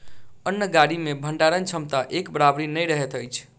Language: Maithili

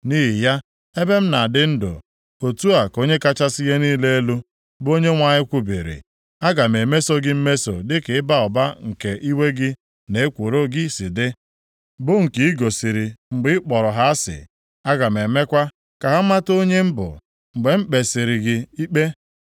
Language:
Igbo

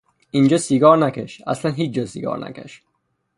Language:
Persian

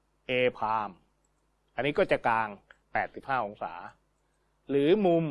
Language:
Thai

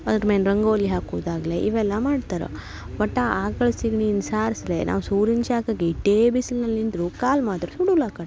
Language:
Kannada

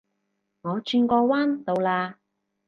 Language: Cantonese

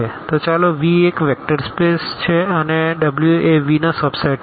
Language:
Gujarati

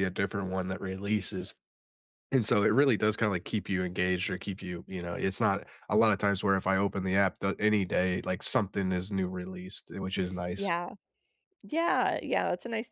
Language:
English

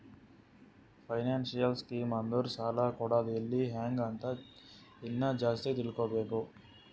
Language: Kannada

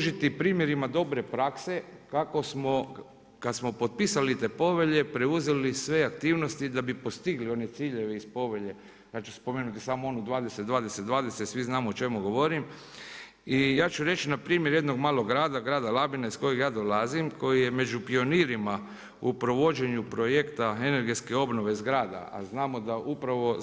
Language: Croatian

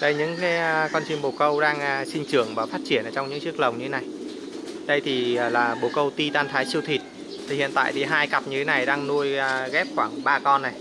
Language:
Vietnamese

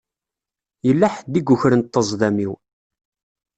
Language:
Kabyle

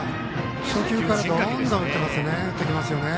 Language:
Japanese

